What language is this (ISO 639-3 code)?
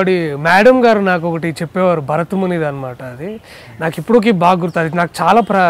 tel